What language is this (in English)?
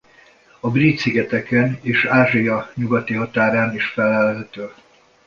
Hungarian